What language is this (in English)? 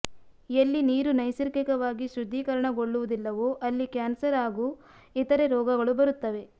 Kannada